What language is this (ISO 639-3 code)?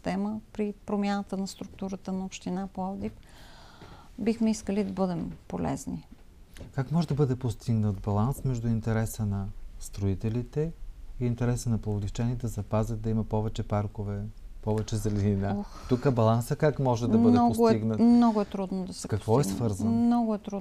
bul